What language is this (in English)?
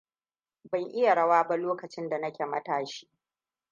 Hausa